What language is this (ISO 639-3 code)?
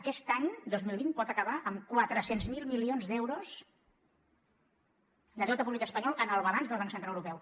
cat